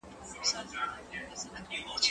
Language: Pashto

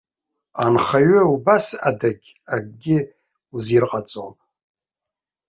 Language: Abkhazian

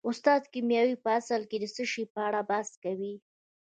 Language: Pashto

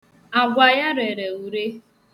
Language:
Igbo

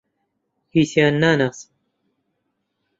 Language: Central Kurdish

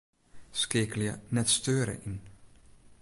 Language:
Western Frisian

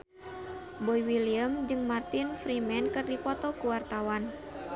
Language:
Sundanese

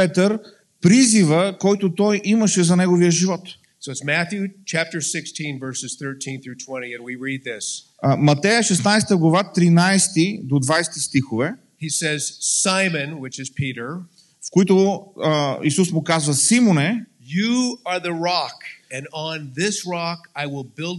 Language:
Bulgarian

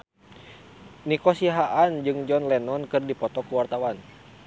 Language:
Sundanese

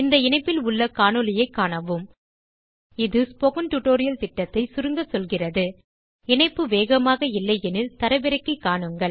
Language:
Tamil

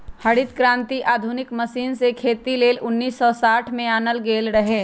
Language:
Magahi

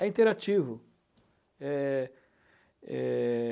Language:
Portuguese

